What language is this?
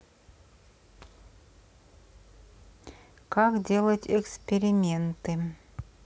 Russian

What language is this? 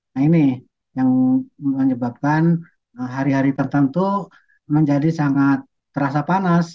Indonesian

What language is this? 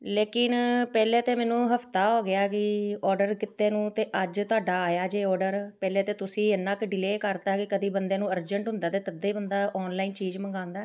Punjabi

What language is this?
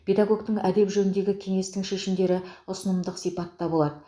Kazakh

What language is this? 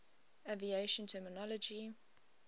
English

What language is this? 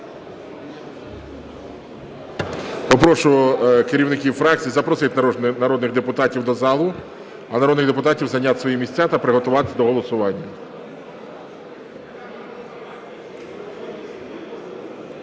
Ukrainian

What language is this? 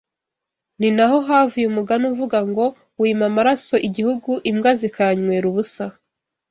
Kinyarwanda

